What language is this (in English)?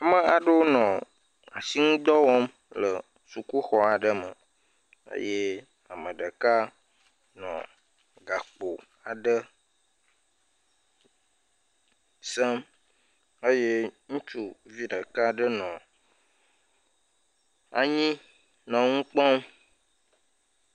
Ewe